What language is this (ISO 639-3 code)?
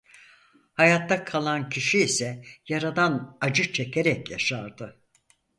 tur